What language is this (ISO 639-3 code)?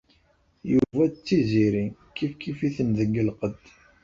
kab